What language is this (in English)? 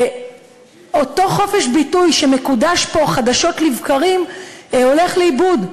Hebrew